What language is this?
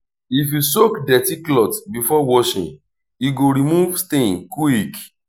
Nigerian Pidgin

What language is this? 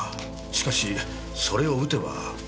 Japanese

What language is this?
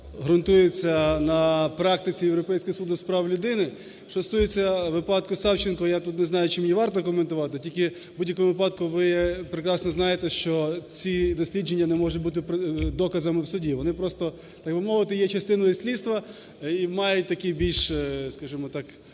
Ukrainian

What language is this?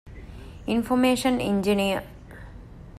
Divehi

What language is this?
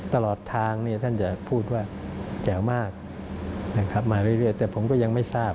Thai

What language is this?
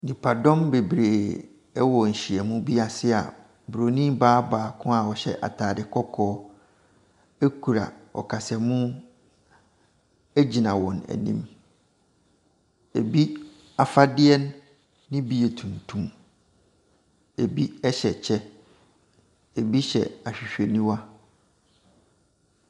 Akan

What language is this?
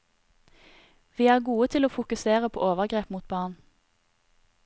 Norwegian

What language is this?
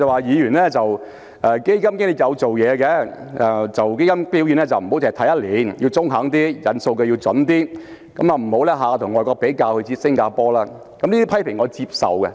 Cantonese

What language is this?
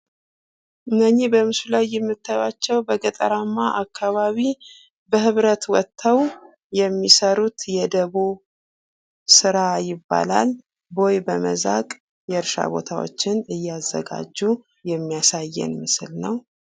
Amharic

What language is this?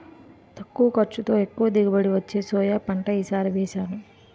Telugu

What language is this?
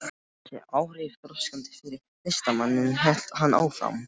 Icelandic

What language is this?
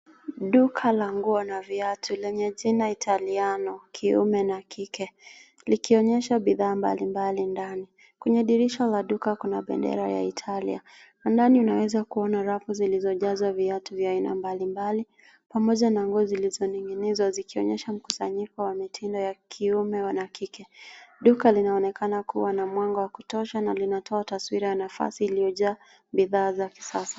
Swahili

